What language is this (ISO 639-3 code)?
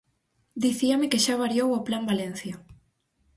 glg